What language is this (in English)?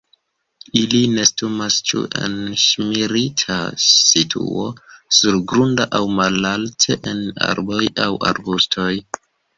Esperanto